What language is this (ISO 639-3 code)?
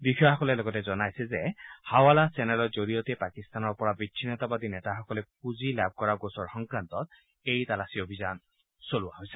asm